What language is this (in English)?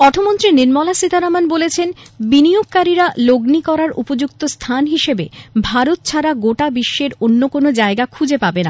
Bangla